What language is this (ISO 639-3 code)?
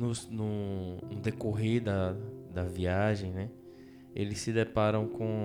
por